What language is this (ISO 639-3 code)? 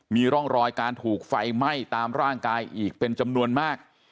tha